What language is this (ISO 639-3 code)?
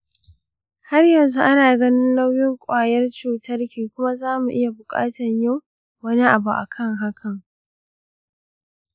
hau